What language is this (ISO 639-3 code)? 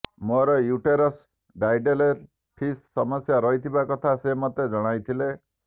ori